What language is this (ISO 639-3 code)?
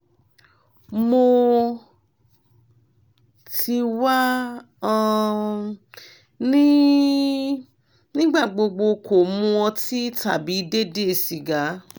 yor